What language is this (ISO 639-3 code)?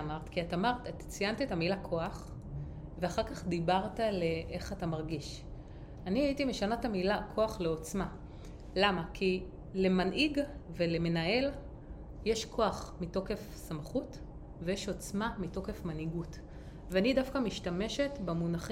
heb